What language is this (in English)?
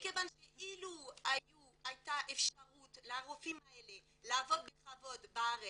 Hebrew